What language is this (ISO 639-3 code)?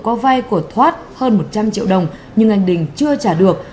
vie